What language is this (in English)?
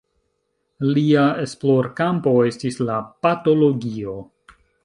Esperanto